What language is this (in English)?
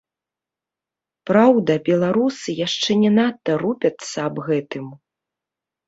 Belarusian